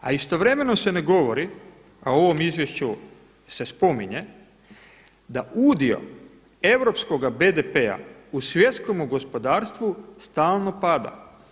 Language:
Croatian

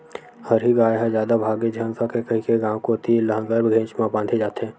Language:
Chhattisgarhi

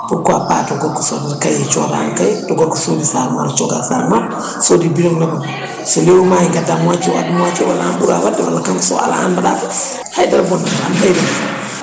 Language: Fula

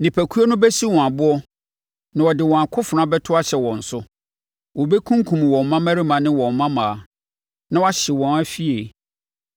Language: Akan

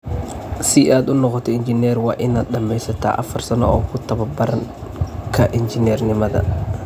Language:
Somali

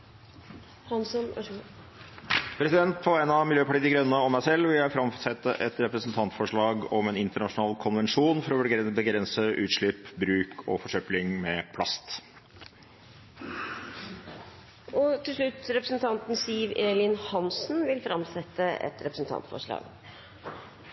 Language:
Norwegian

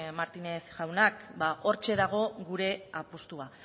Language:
Basque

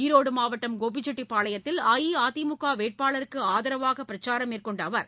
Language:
Tamil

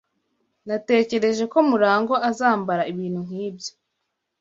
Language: Kinyarwanda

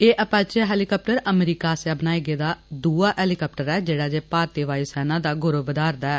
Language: Dogri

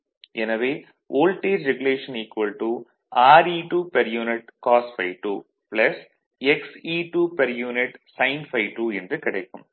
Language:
Tamil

